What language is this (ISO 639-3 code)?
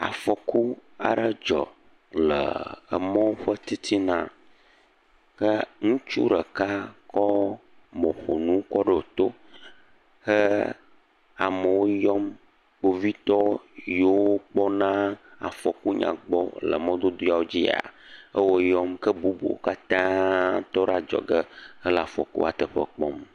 ewe